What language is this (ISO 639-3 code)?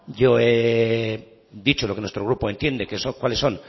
spa